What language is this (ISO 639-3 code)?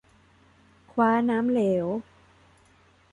tha